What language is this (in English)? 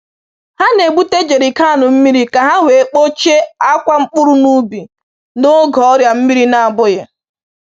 Igbo